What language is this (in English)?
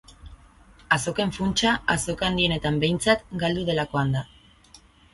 Basque